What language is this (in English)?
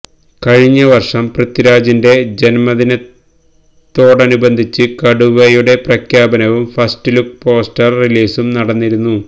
Malayalam